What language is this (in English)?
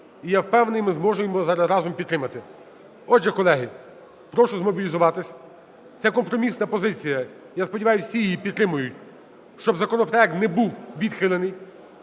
Ukrainian